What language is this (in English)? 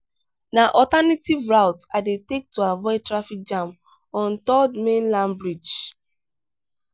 Nigerian Pidgin